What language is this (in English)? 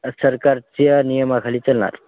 Marathi